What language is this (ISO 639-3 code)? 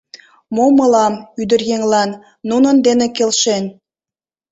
chm